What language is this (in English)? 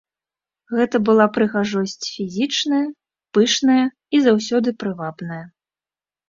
Belarusian